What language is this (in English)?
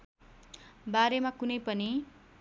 Nepali